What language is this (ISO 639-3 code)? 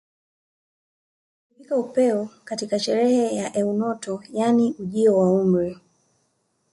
swa